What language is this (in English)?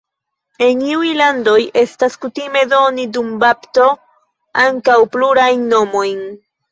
Esperanto